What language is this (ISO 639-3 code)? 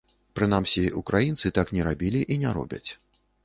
bel